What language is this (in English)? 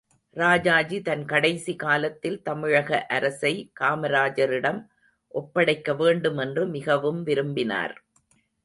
Tamil